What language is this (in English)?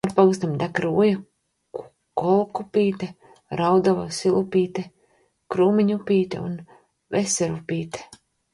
Latvian